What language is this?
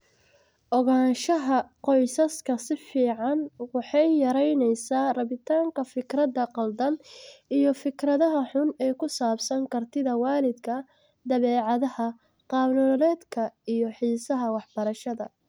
Somali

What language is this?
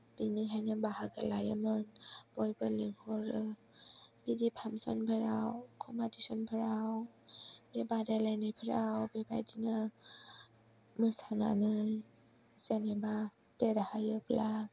Bodo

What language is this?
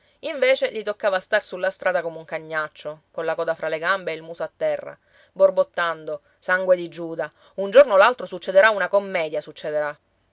Italian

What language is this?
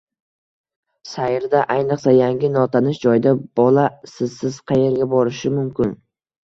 Uzbek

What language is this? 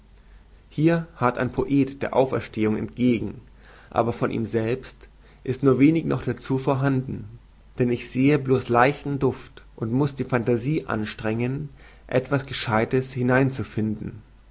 German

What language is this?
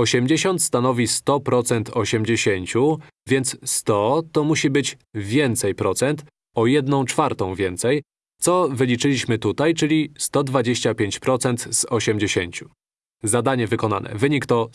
Polish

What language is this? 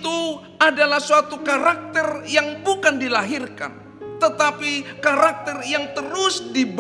Indonesian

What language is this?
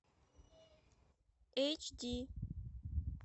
Russian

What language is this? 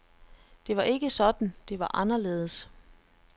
Danish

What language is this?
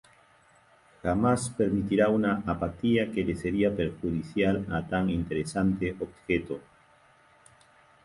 Spanish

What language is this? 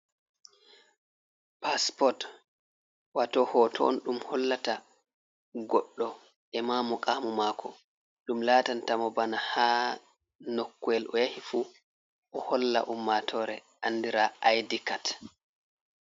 Fula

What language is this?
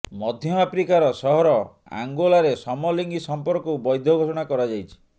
Odia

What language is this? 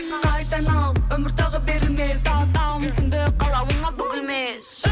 Kazakh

